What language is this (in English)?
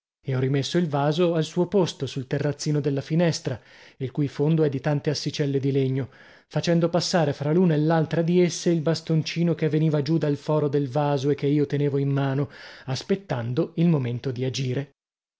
Italian